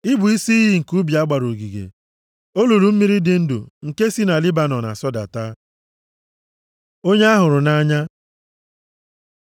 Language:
Igbo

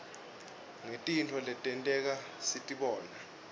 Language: Swati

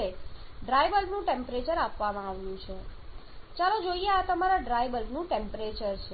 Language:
Gujarati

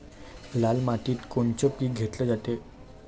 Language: Marathi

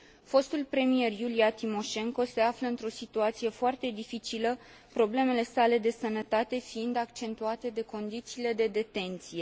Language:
Romanian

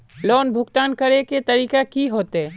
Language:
Magahi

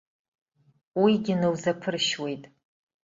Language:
Abkhazian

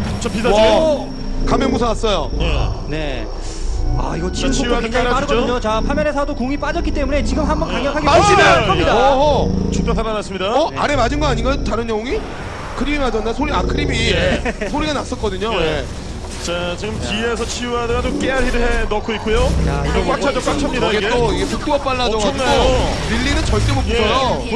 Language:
Korean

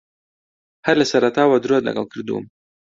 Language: Central Kurdish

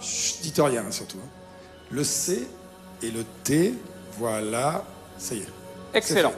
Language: French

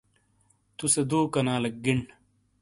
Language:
Shina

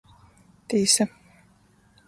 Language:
Latgalian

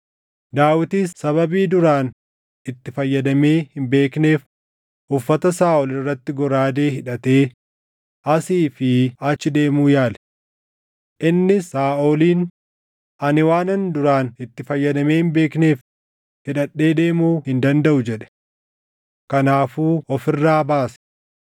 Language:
Oromo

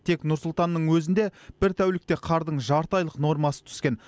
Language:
Kazakh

